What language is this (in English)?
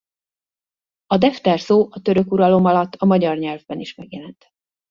Hungarian